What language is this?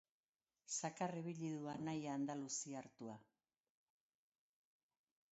Basque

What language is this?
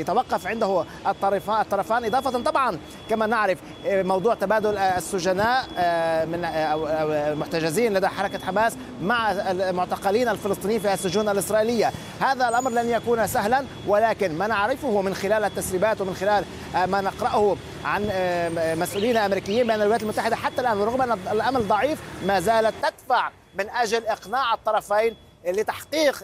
Arabic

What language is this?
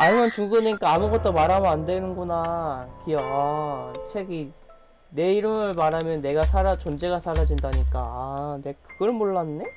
Korean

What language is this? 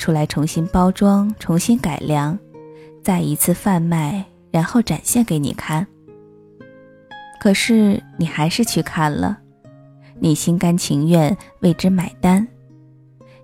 Chinese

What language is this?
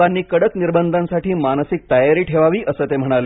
Marathi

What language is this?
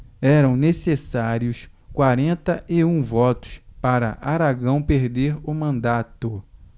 Portuguese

